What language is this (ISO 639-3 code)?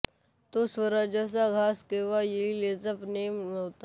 mar